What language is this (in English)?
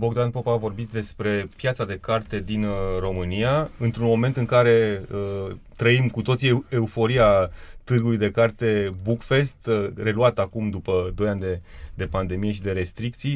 Romanian